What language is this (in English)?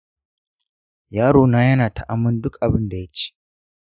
Hausa